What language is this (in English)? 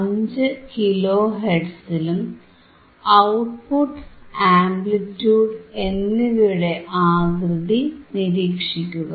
Malayalam